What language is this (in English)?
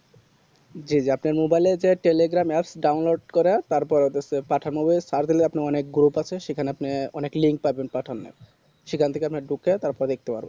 Bangla